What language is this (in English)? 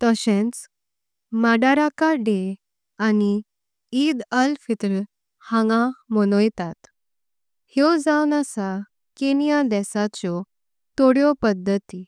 Konkani